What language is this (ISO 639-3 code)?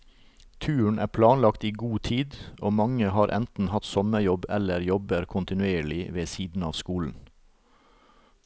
nor